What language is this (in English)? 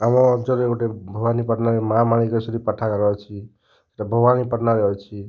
Odia